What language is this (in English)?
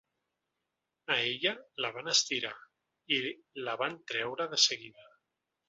Catalan